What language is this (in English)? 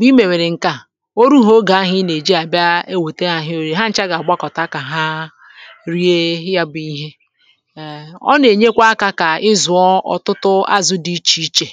Igbo